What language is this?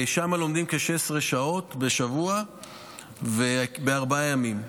Hebrew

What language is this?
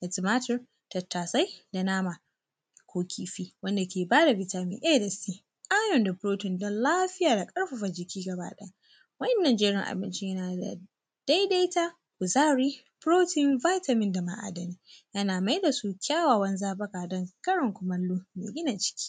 Hausa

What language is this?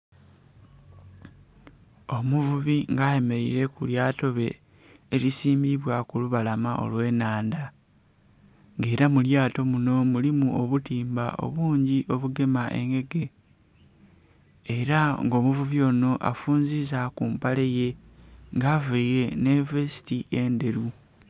Soga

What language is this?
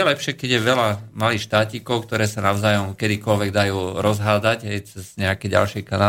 Slovak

